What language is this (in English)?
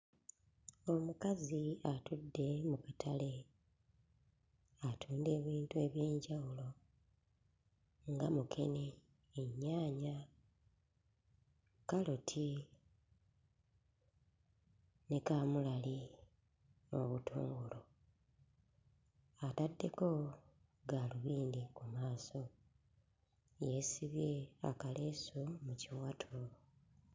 Ganda